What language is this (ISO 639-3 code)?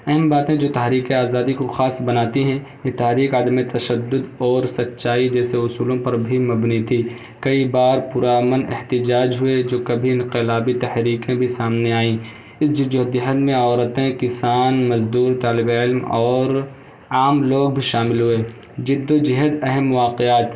urd